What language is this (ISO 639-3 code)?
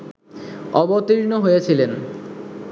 ben